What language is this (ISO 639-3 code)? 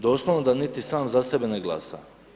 hrv